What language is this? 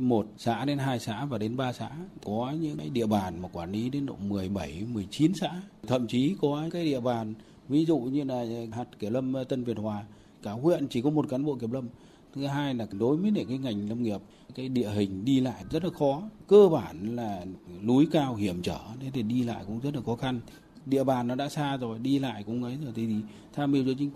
Vietnamese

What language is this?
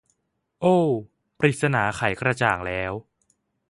Thai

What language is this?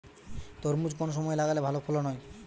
Bangla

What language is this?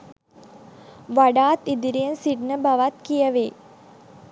Sinhala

